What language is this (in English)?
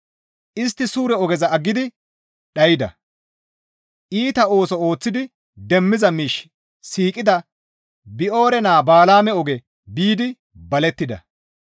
Gamo